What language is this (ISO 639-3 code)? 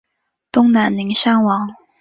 zho